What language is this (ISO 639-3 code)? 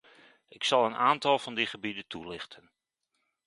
nld